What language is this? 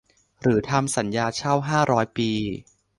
Thai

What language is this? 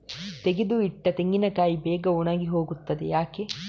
Kannada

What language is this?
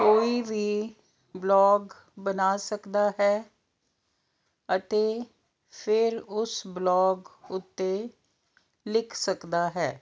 Punjabi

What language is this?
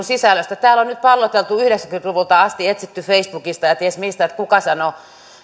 Finnish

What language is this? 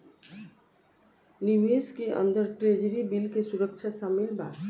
Bhojpuri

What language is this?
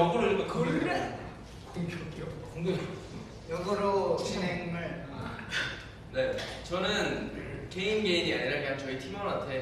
Korean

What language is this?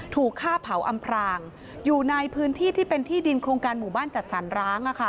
Thai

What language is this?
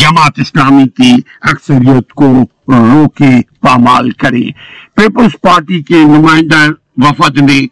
Urdu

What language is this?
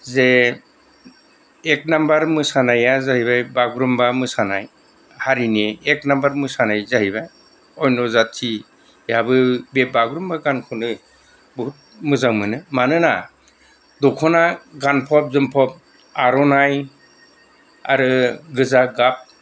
Bodo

